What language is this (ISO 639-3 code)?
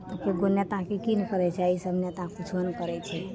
mai